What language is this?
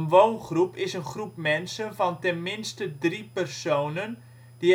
Dutch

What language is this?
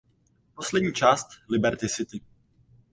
Czech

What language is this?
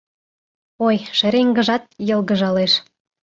Mari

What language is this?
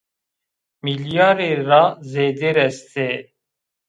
Zaza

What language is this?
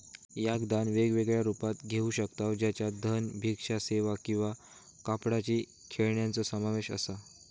Marathi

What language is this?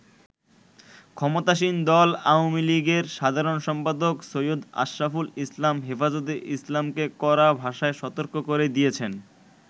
Bangla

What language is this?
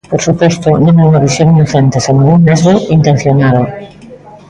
Galician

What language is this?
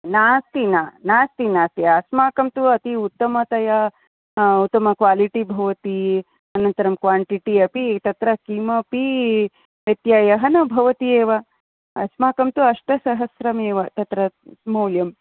Sanskrit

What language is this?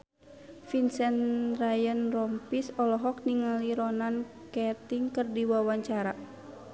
Sundanese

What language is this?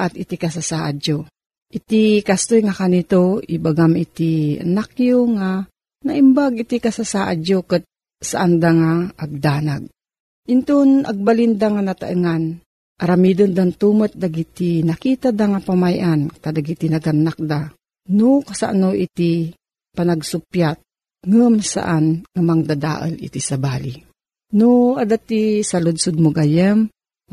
Filipino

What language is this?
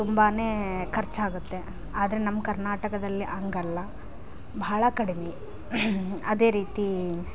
Kannada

